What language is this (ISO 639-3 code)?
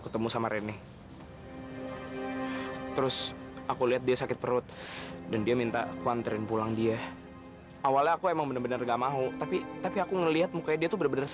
ind